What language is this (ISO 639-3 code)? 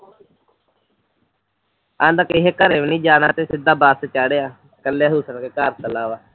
pan